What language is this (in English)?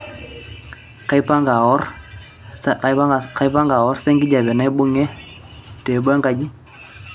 Masai